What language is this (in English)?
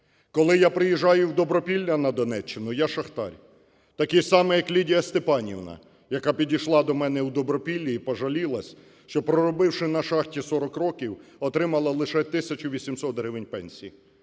Ukrainian